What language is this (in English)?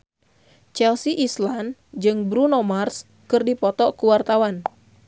Sundanese